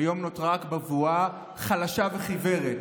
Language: Hebrew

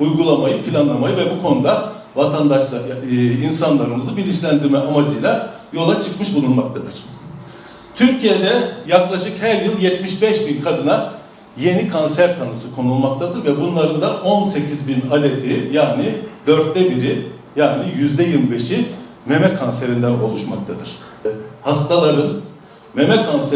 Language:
Turkish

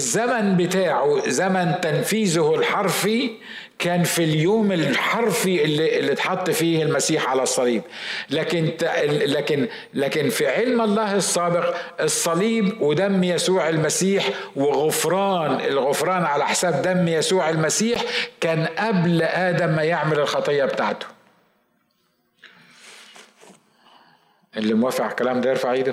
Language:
Arabic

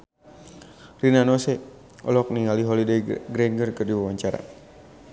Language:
Sundanese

